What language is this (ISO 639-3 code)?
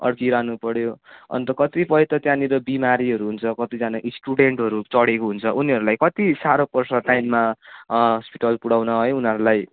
nep